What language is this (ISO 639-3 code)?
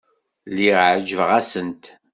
kab